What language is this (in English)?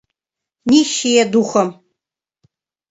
Mari